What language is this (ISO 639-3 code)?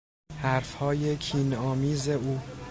fas